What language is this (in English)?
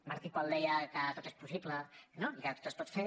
Catalan